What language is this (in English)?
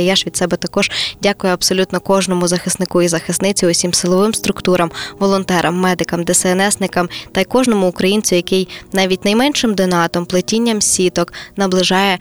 Ukrainian